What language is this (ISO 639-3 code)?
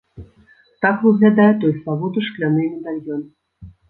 bel